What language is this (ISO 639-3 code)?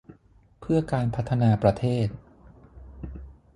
tha